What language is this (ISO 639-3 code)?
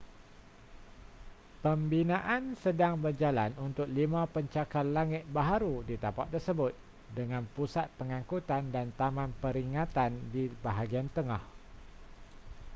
msa